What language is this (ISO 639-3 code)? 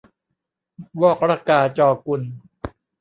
tha